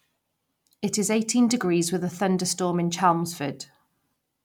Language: English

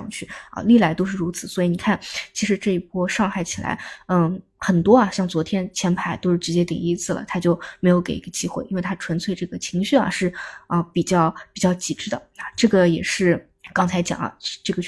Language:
Chinese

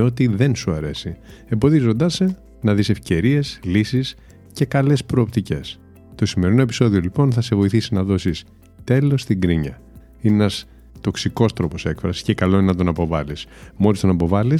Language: Greek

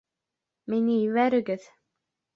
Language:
Bashkir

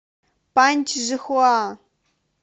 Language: Russian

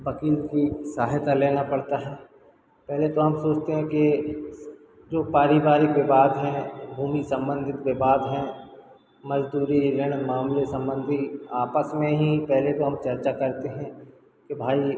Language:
Hindi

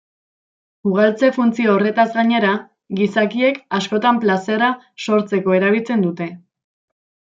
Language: Basque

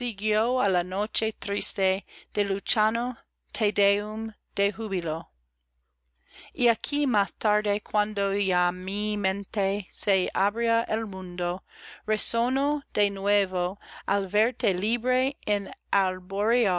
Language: Spanish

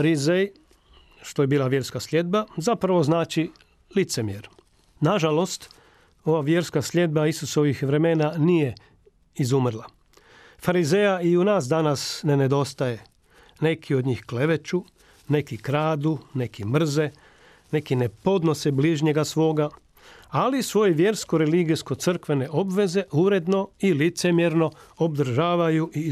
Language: Croatian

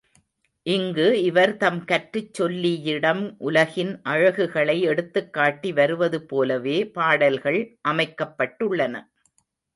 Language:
Tamil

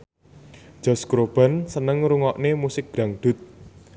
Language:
Javanese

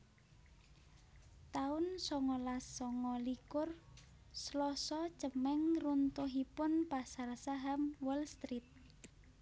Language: Javanese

